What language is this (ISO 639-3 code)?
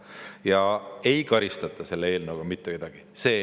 est